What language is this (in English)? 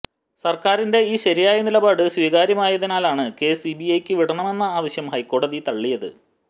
Malayalam